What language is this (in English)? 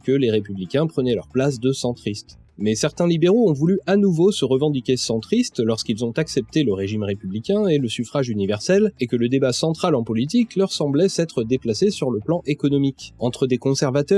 French